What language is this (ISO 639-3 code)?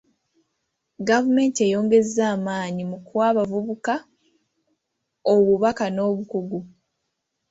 lug